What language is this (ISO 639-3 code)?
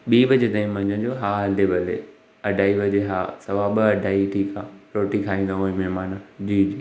snd